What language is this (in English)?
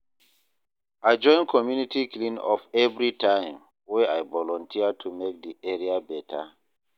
Nigerian Pidgin